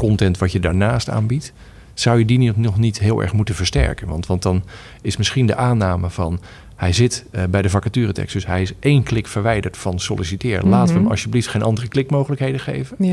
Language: Dutch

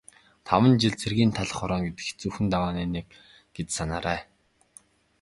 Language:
Mongolian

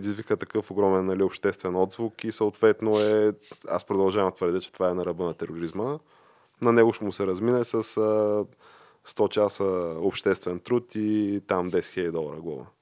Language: Bulgarian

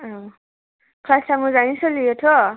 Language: Bodo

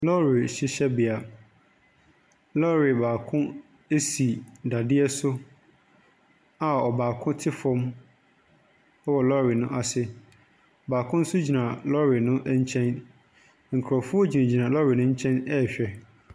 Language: Akan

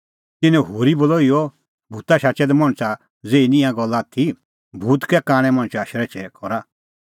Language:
Kullu Pahari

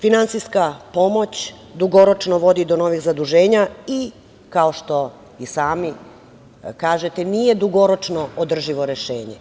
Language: Serbian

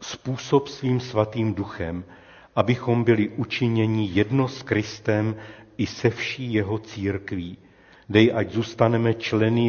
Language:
Czech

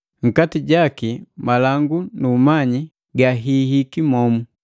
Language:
Matengo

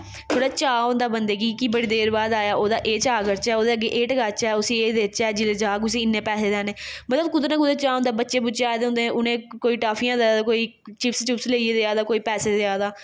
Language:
Dogri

